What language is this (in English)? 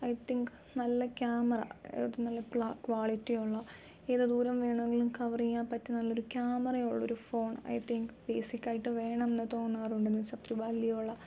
Malayalam